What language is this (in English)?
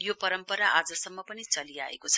Nepali